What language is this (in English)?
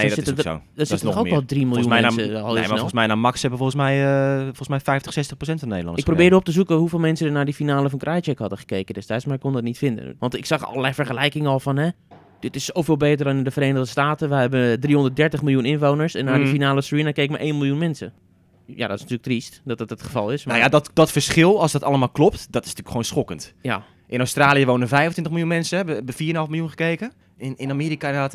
Dutch